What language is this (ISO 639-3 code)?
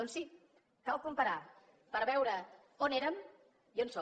cat